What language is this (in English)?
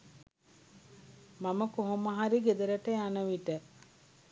Sinhala